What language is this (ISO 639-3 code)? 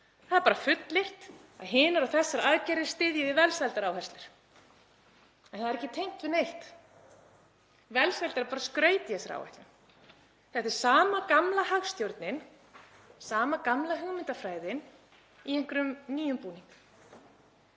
isl